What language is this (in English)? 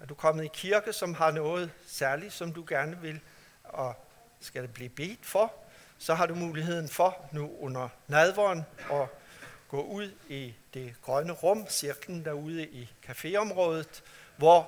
Danish